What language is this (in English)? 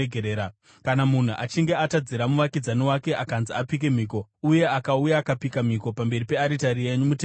Shona